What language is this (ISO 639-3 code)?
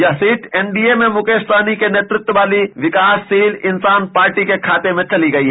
hin